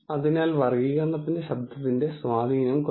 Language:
Malayalam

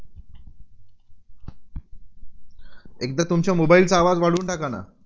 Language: Marathi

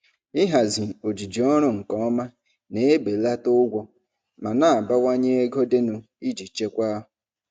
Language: Igbo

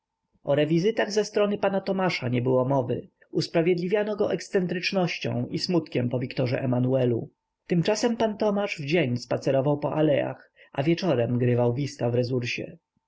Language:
Polish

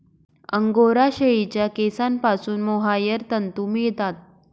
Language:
Marathi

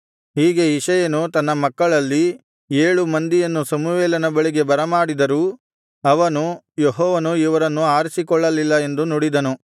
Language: Kannada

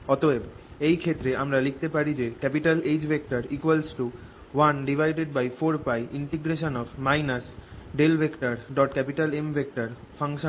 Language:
Bangla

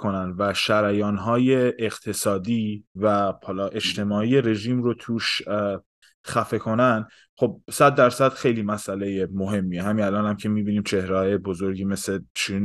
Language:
Persian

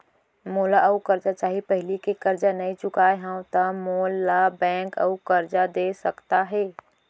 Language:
Chhattisgarhi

